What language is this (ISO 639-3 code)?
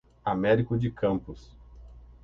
por